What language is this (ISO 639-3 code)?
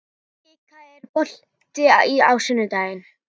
isl